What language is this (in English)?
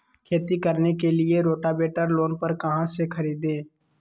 Magahi